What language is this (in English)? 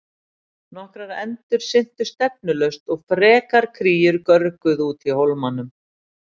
Icelandic